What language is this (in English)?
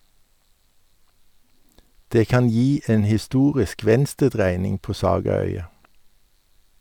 Norwegian